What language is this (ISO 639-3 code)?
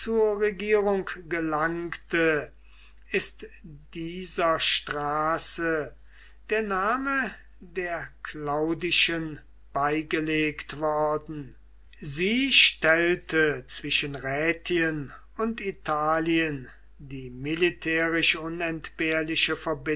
deu